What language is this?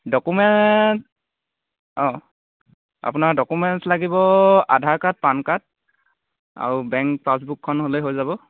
Assamese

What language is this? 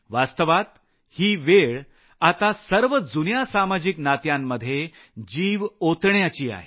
Marathi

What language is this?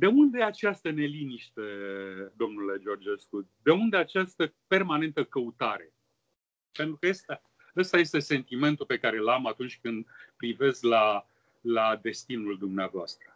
Romanian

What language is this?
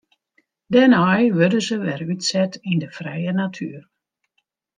Western Frisian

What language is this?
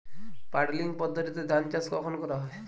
Bangla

